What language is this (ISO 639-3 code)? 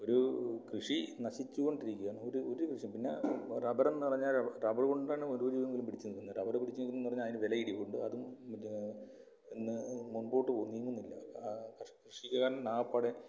mal